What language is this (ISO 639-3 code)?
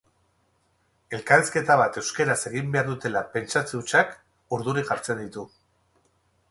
eus